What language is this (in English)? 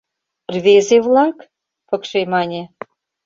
Mari